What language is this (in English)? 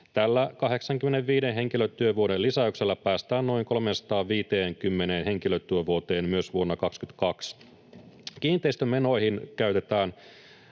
Finnish